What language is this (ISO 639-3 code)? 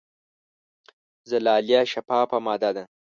pus